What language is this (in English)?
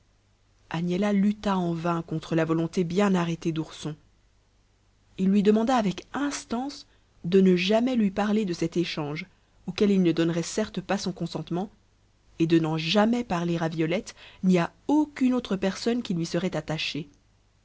French